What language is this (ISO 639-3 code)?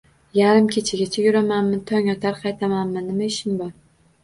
uzb